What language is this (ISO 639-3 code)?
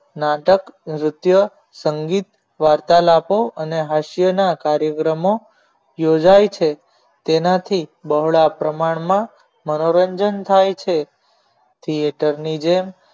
guj